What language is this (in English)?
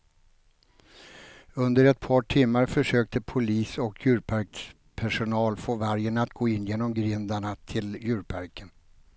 Swedish